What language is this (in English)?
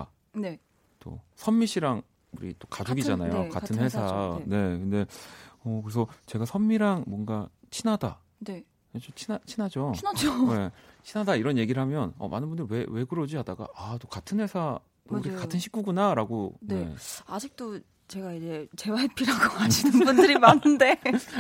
Korean